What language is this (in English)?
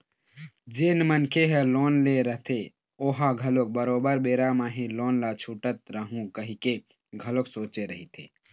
Chhattisgarhi